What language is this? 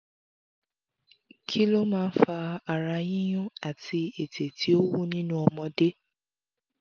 Yoruba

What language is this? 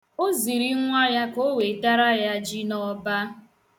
Igbo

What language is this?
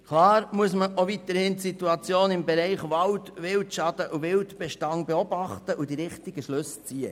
Swiss German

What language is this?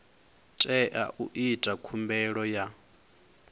Venda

